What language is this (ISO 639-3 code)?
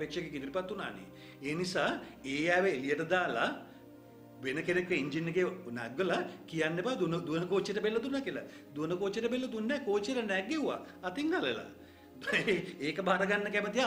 ind